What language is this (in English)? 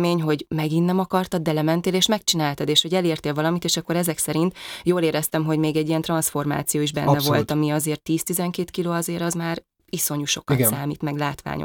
Hungarian